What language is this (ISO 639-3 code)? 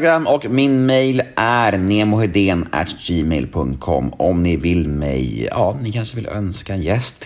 swe